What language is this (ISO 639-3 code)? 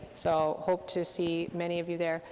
eng